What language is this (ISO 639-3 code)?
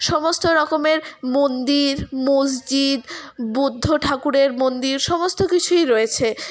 ben